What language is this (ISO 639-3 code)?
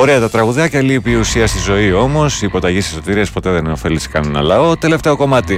ell